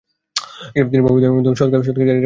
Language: Bangla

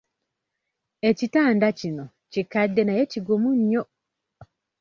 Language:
Ganda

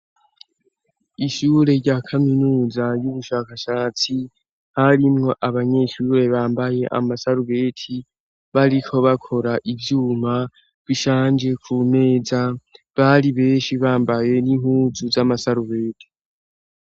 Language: Rundi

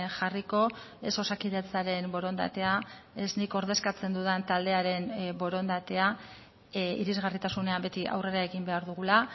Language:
Basque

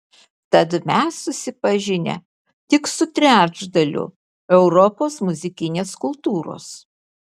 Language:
Lithuanian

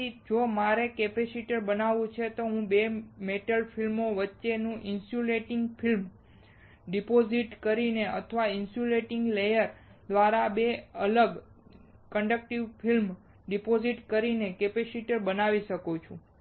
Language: Gujarati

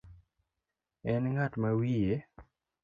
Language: Luo (Kenya and Tanzania)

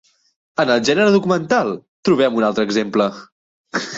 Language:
Catalan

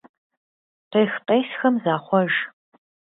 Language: Kabardian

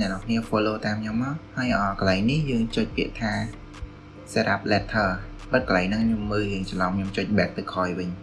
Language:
Vietnamese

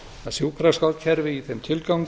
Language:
Icelandic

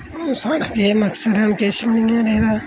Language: Dogri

